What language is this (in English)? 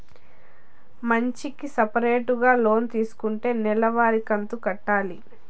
Telugu